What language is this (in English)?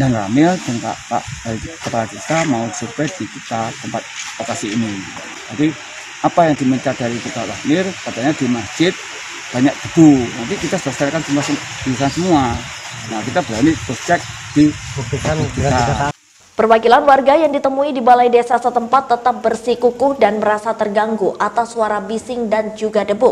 Indonesian